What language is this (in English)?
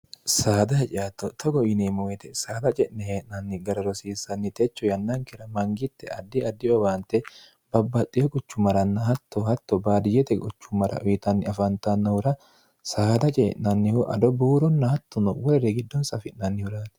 Sidamo